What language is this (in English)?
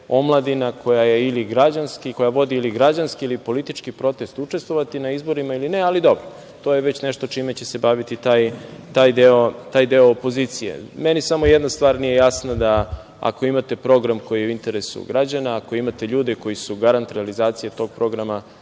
Serbian